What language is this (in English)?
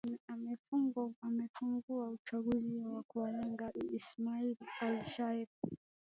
Swahili